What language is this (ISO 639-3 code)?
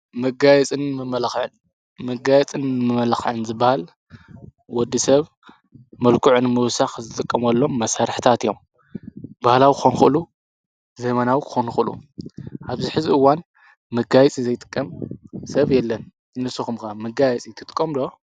tir